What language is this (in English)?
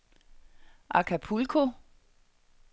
Danish